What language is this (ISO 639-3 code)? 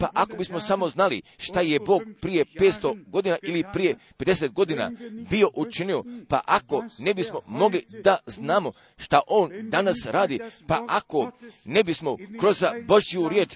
hrv